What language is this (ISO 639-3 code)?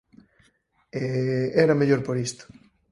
glg